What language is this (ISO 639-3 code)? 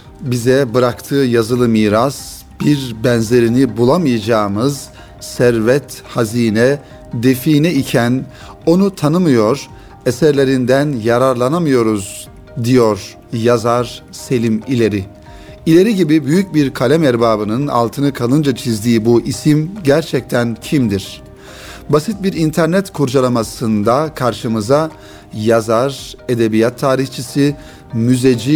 tur